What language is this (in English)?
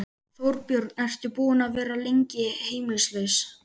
Icelandic